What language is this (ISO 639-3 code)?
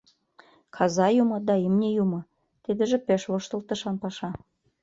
chm